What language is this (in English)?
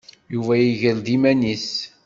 Kabyle